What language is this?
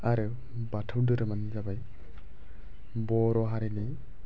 Bodo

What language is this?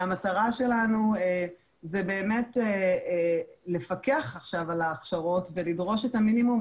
Hebrew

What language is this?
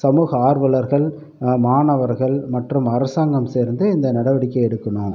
Tamil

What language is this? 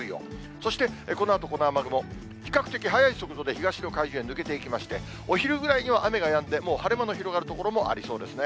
Japanese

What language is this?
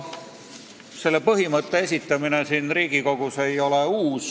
Estonian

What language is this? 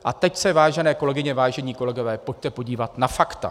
Czech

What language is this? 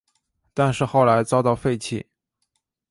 Chinese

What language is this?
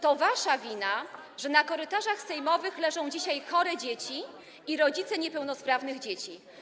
Polish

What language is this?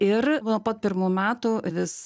Lithuanian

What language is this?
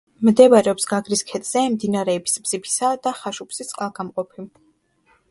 Georgian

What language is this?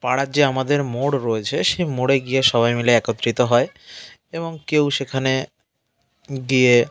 Bangla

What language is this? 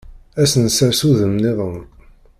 Kabyle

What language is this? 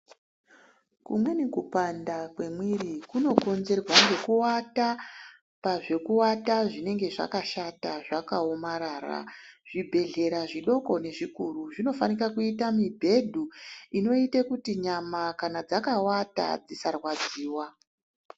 Ndau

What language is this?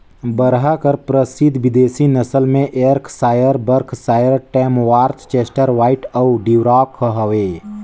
Chhattisgarhi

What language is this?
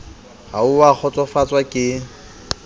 Southern Sotho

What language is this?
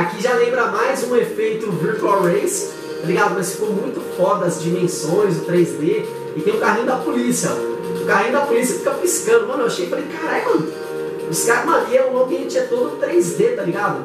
Portuguese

